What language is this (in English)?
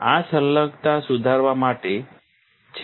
Gujarati